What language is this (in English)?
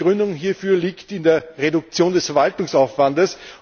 German